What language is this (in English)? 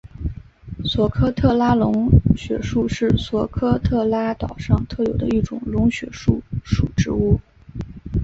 Chinese